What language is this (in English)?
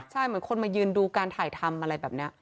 Thai